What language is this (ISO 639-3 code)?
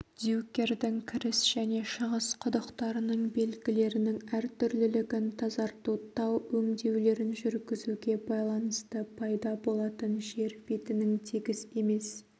kaz